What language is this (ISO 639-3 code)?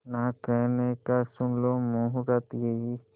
hin